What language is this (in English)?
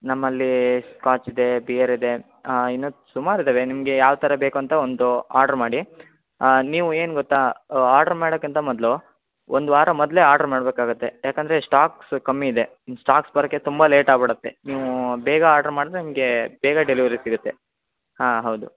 Kannada